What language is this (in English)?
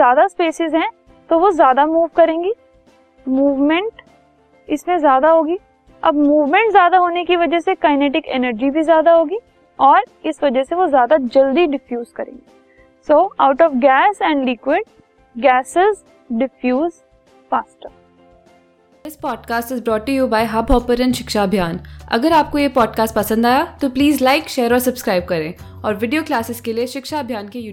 Hindi